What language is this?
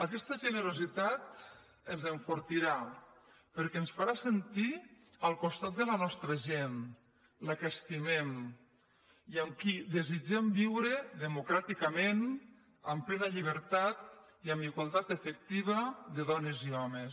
Catalan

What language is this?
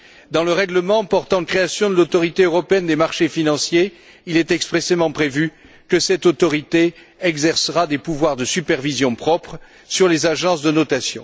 French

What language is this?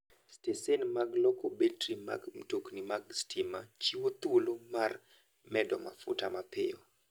Luo (Kenya and Tanzania)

